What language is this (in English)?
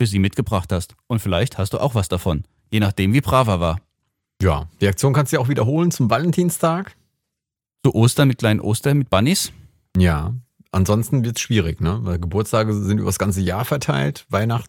German